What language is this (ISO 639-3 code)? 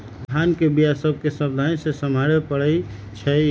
mag